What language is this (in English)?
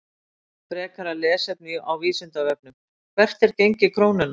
Icelandic